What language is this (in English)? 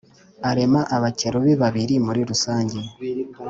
Kinyarwanda